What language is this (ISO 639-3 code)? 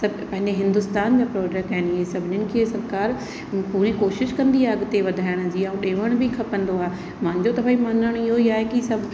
snd